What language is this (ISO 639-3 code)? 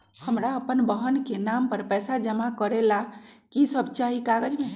mag